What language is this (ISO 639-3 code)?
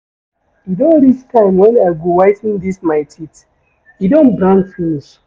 pcm